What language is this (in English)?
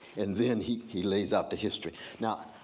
English